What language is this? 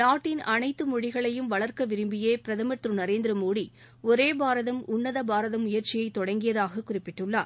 Tamil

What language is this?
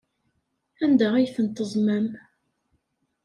Kabyle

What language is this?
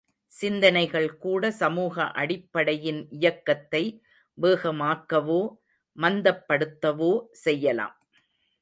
Tamil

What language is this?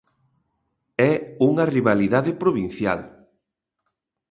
Galician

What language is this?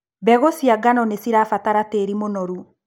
Kikuyu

